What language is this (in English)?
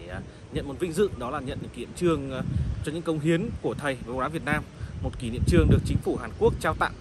Vietnamese